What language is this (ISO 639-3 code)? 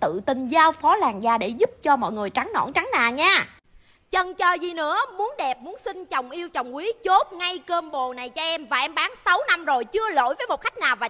vie